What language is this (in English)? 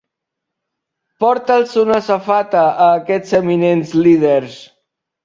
Catalan